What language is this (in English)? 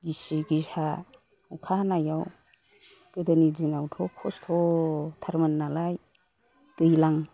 Bodo